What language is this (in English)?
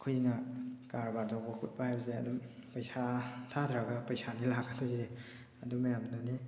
Manipuri